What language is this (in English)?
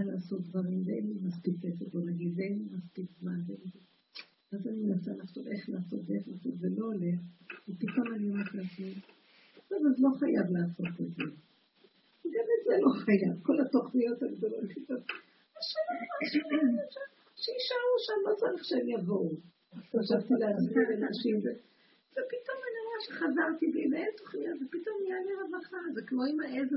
Hebrew